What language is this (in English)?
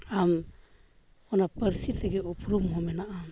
Santali